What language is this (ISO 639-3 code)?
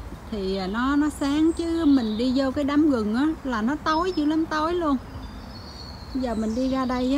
vie